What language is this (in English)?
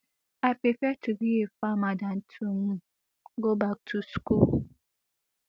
Nigerian Pidgin